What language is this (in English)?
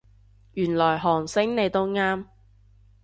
Cantonese